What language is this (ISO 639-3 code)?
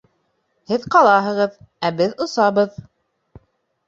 bak